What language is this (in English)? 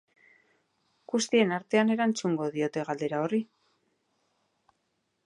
Basque